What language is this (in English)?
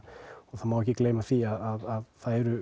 Icelandic